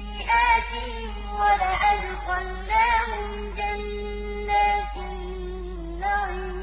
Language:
Arabic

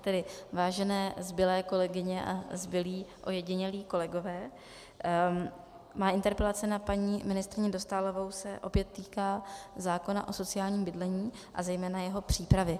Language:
Czech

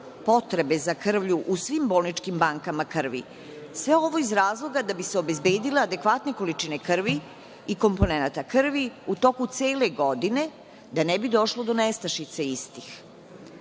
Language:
Serbian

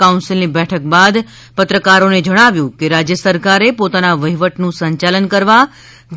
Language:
Gujarati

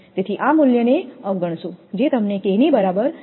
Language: Gujarati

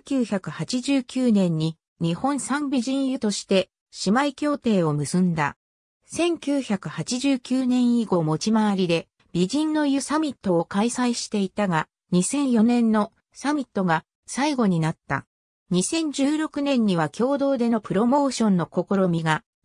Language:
Japanese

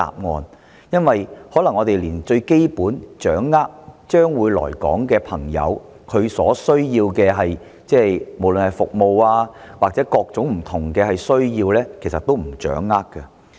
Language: Cantonese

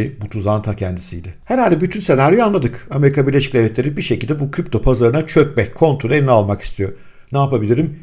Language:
Turkish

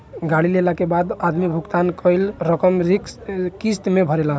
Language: Bhojpuri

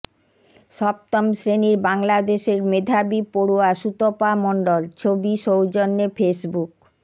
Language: Bangla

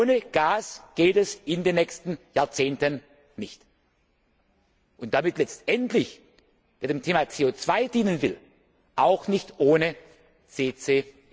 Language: German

